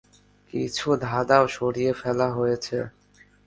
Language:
Bangla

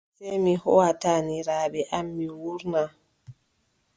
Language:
Adamawa Fulfulde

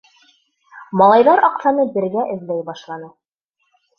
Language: Bashkir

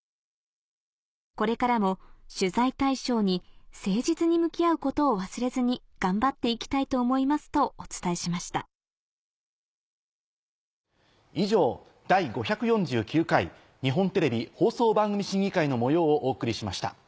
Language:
Japanese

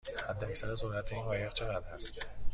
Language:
Persian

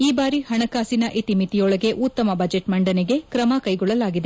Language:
Kannada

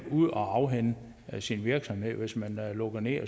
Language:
Danish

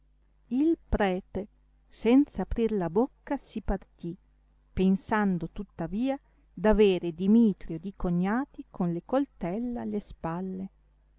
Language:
Italian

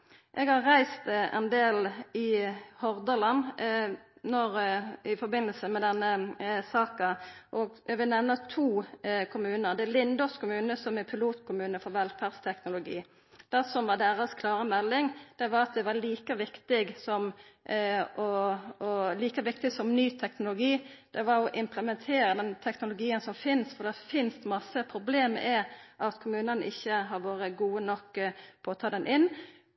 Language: Norwegian Nynorsk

